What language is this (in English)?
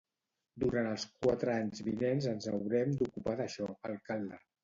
Catalan